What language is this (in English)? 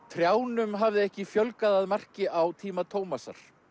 Icelandic